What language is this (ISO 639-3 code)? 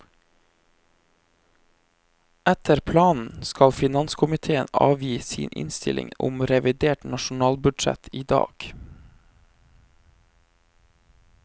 nor